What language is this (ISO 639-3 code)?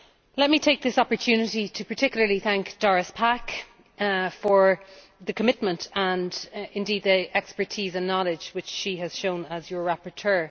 eng